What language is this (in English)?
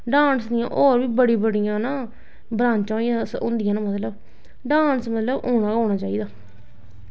Dogri